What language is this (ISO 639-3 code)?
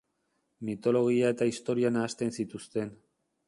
eus